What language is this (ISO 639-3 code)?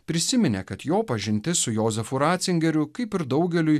lit